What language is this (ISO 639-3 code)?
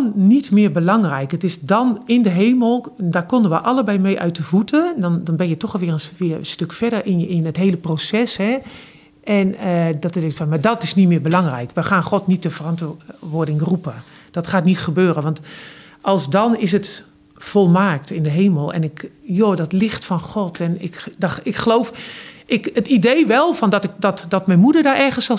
nld